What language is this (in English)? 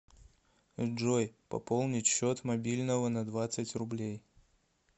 Russian